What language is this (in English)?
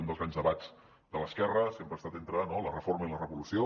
Catalan